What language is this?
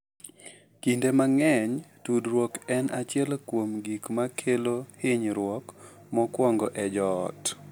Luo (Kenya and Tanzania)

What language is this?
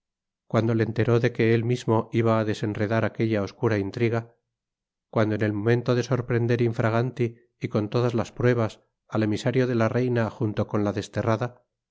Spanish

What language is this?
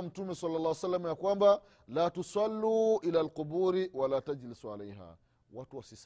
Swahili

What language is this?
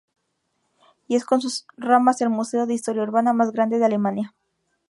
Spanish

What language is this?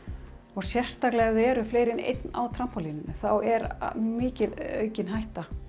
Icelandic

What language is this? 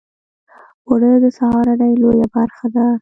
Pashto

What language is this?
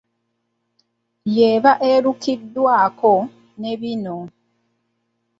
Ganda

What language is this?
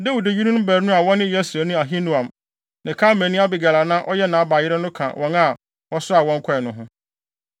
Akan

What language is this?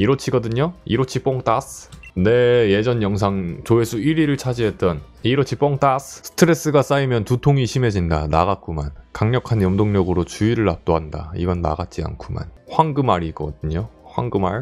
Korean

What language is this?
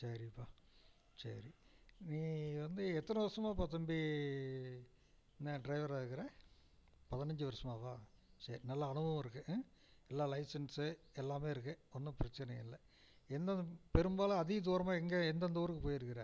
Tamil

